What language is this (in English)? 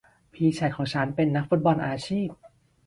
Thai